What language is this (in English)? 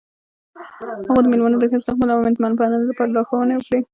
Pashto